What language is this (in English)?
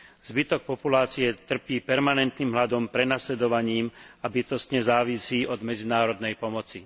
Slovak